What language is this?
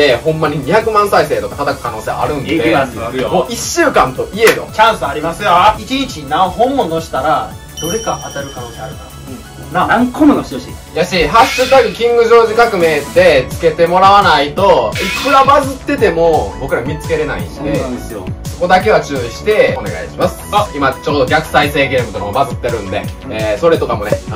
Japanese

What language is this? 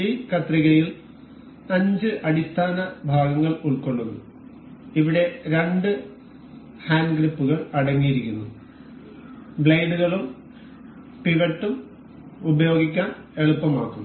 Malayalam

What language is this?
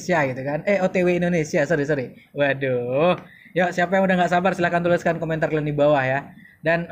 Indonesian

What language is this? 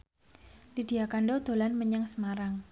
Javanese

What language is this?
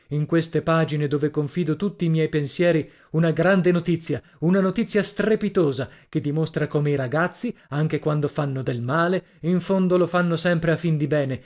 Italian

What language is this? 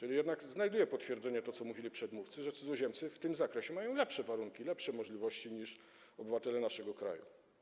Polish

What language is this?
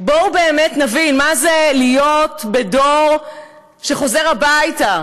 Hebrew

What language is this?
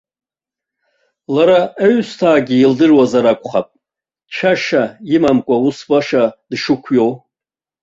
Abkhazian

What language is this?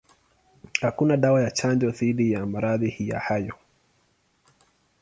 Swahili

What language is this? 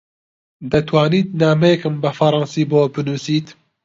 Central Kurdish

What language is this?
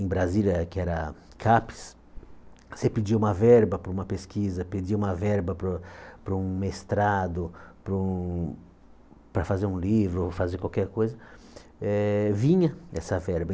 Portuguese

